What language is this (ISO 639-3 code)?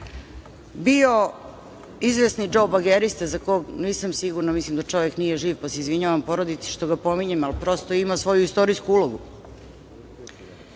srp